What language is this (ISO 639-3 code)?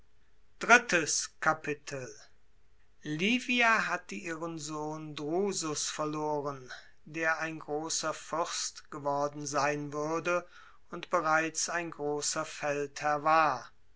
deu